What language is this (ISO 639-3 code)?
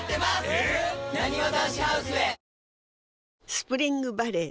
jpn